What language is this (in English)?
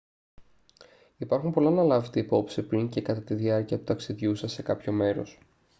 Greek